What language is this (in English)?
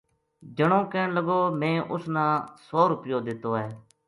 Gujari